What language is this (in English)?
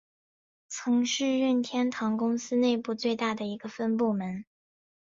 Chinese